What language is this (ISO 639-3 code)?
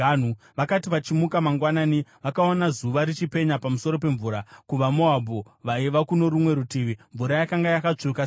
sna